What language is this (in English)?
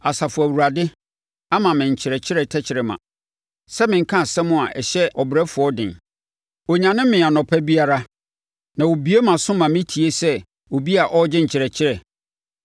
Akan